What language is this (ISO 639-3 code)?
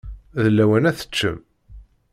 kab